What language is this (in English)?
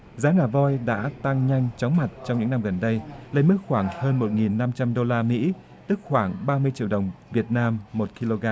Vietnamese